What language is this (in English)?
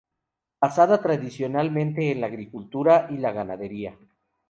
Spanish